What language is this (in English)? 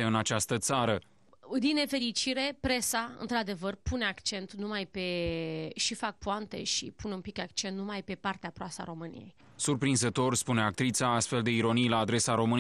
Romanian